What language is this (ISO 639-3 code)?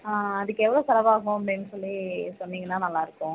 tam